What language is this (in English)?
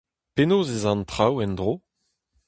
Breton